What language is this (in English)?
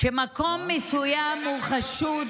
Hebrew